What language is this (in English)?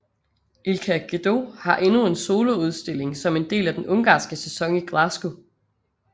Danish